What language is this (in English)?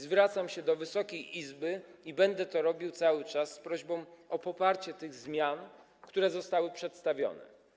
Polish